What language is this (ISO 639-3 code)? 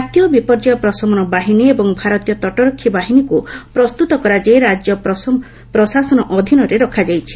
ori